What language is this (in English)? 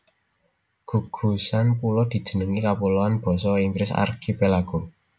Javanese